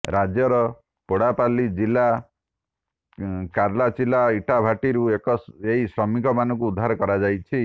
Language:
Odia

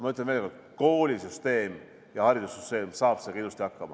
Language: Estonian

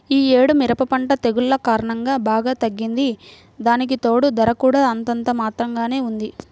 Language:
Telugu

